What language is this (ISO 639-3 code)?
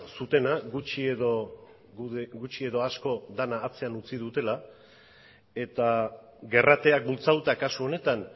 eus